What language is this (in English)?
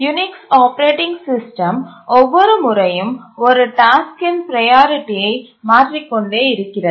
Tamil